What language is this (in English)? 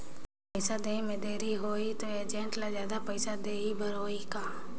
Chhattisgarhi